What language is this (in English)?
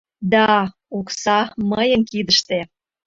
Mari